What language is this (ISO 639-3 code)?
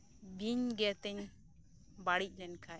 sat